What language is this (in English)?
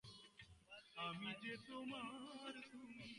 English